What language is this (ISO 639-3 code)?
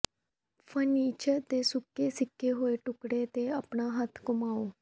pan